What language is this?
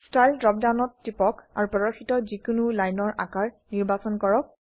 Assamese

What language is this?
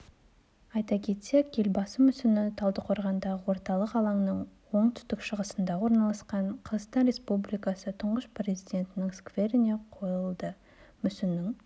Kazakh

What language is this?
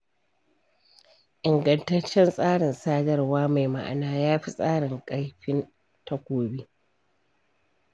Hausa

